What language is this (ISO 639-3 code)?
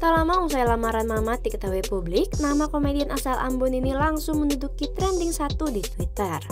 ind